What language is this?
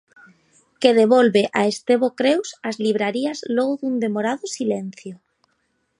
Galician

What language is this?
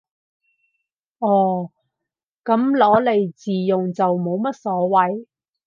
Cantonese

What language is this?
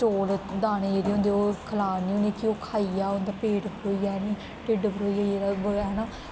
Dogri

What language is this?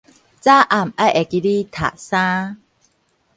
Min Nan Chinese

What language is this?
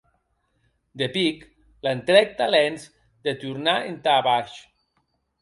Occitan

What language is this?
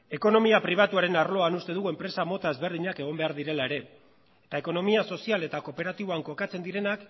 Basque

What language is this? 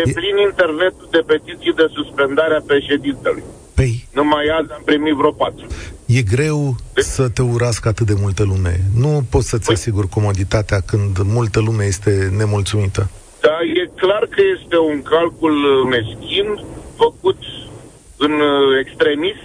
Romanian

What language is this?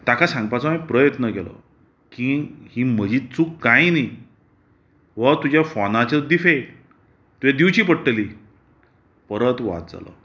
Konkani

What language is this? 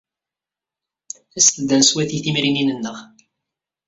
Kabyle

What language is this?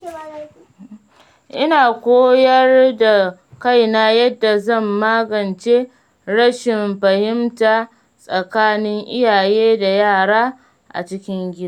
Hausa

